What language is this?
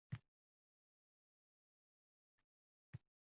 Uzbek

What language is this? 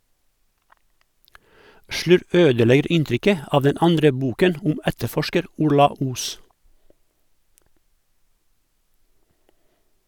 Norwegian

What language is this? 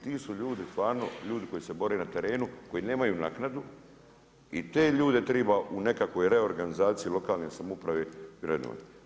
Croatian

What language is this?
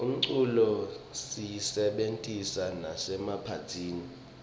Swati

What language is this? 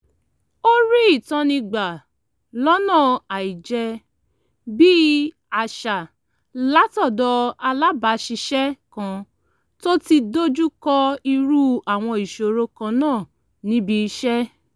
Yoruba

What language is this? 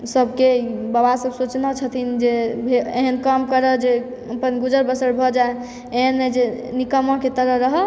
Maithili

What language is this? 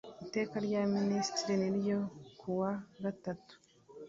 Kinyarwanda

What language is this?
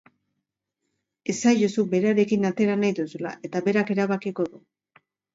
Basque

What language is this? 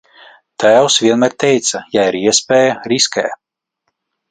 Latvian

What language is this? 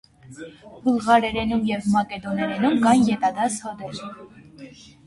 Armenian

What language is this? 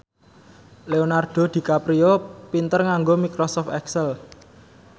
Javanese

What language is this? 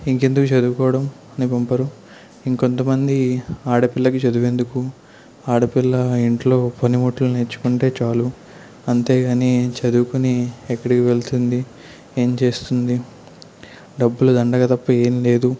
Telugu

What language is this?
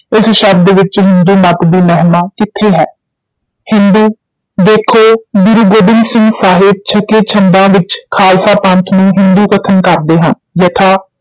Punjabi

